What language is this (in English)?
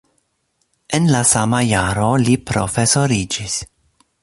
Esperanto